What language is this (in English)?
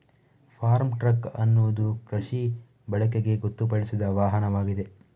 Kannada